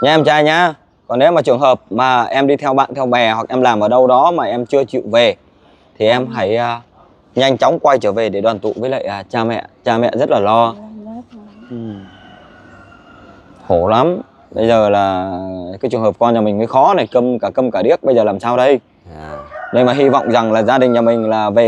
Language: Vietnamese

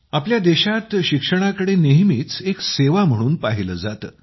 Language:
Marathi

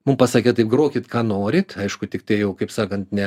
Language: Lithuanian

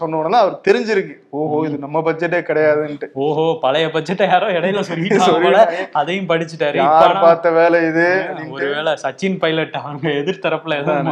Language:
Tamil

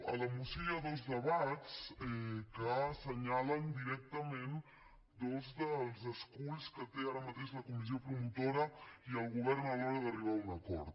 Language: Catalan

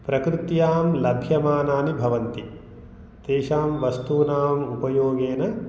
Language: Sanskrit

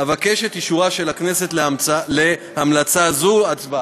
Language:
Hebrew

